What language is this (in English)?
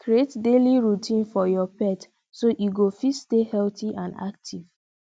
Nigerian Pidgin